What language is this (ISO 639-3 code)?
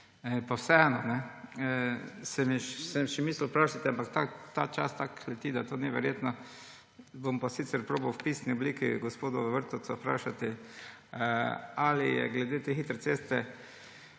slv